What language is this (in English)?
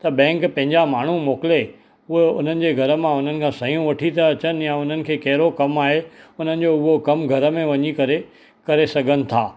Sindhi